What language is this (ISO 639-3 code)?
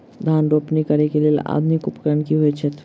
mai